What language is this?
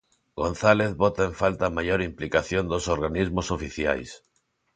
Galician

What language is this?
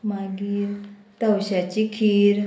Konkani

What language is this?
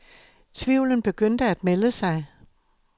Danish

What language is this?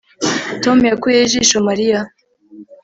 Kinyarwanda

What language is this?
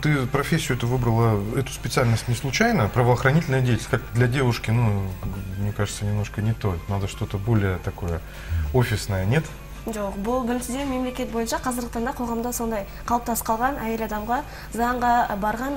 Russian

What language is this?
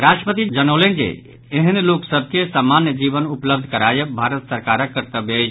Maithili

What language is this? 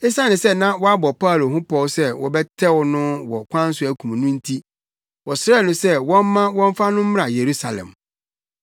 Akan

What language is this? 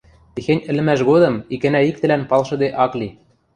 Western Mari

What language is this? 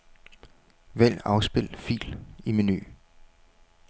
Danish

